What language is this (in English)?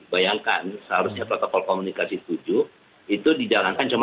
Indonesian